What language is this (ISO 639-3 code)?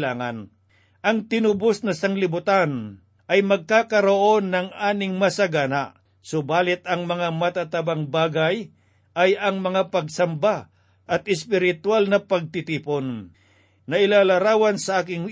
fil